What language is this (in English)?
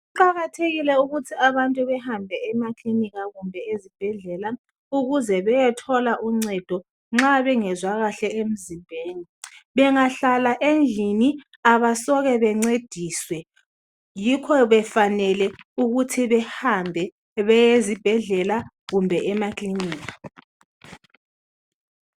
North Ndebele